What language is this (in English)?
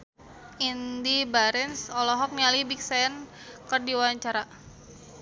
Sundanese